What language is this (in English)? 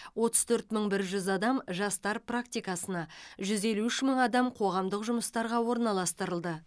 Kazakh